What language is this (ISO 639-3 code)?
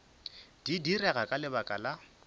nso